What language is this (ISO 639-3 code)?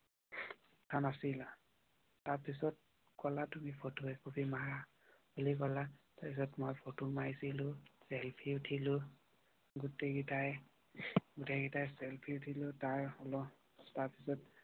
asm